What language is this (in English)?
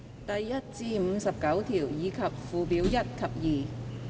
Cantonese